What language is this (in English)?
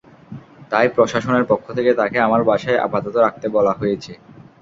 Bangla